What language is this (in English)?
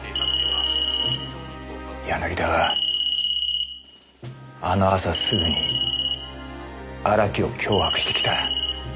Japanese